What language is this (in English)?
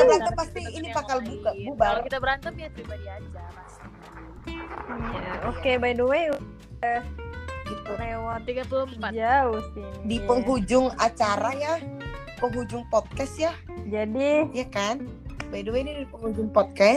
Indonesian